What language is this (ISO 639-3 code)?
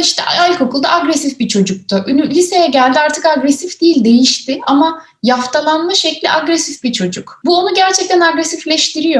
tur